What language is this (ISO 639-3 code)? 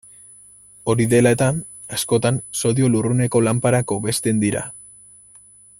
eus